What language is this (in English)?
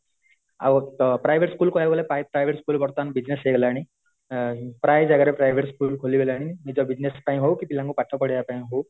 Odia